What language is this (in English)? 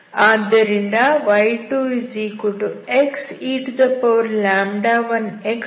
Kannada